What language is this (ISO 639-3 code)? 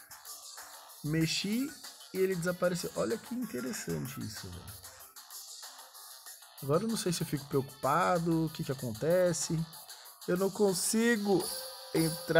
por